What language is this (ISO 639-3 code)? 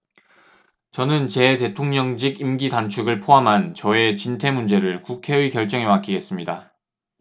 kor